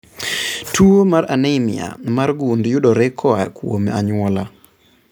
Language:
Luo (Kenya and Tanzania)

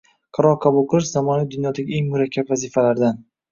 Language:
Uzbek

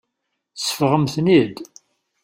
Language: Kabyle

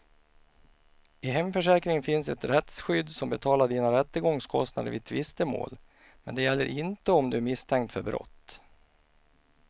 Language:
Swedish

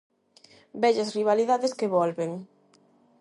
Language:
Galician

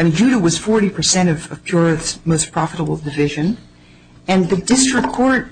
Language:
English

